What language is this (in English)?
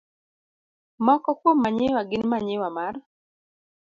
Luo (Kenya and Tanzania)